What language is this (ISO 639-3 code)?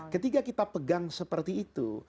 ind